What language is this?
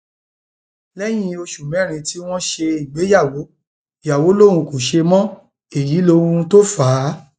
Yoruba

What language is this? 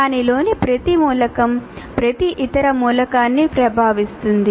Telugu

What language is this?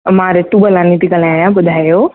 Sindhi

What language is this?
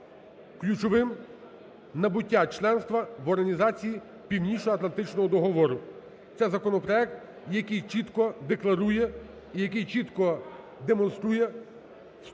Ukrainian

